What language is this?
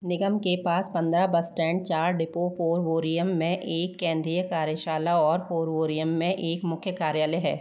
Hindi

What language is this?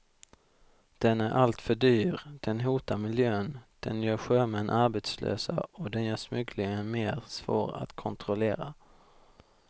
Swedish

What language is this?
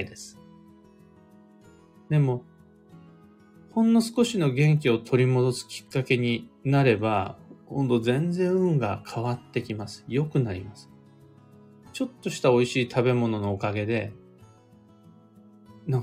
Japanese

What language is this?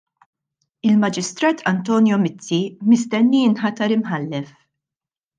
Maltese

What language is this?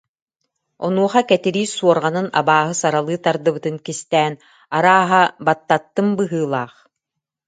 Yakut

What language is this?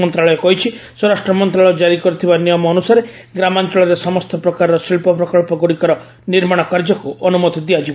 Odia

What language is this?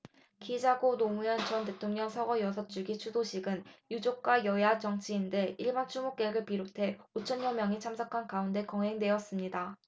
Korean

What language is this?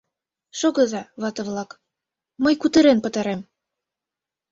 Mari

